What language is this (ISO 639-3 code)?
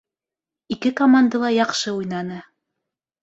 bak